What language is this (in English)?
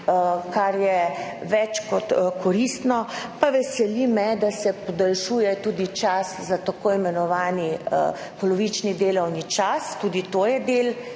Slovenian